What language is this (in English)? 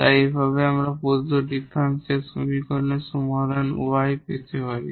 Bangla